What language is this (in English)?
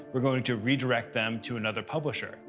English